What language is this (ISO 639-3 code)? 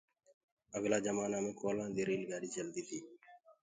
ggg